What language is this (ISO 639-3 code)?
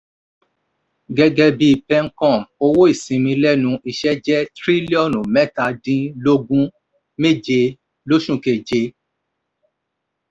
yor